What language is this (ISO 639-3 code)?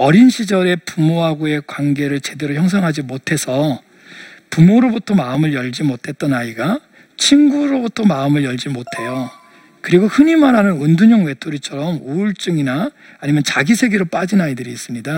kor